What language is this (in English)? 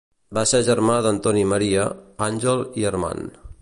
Catalan